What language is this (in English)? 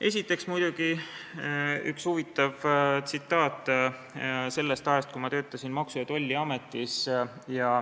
Estonian